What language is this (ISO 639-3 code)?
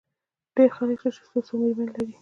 pus